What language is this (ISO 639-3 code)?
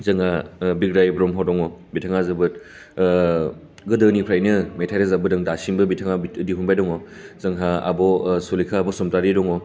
brx